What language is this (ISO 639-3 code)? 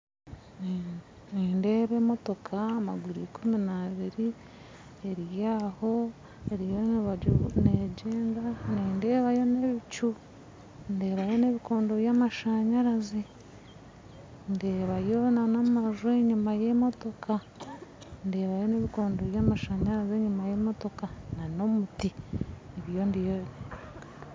nyn